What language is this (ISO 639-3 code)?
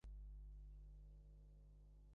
ben